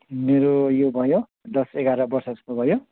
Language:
Nepali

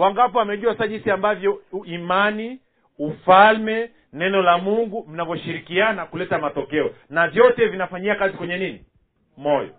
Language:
Swahili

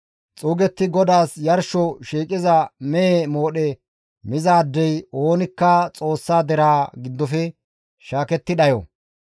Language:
Gamo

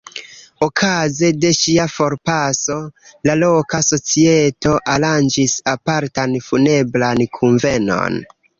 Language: Esperanto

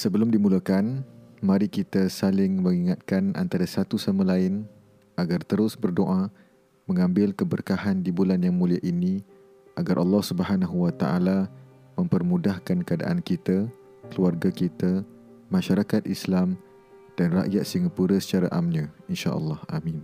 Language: Malay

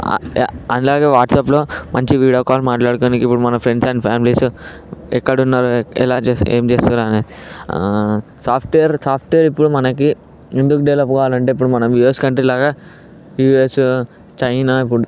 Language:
Telugu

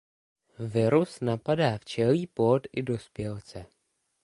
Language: Czech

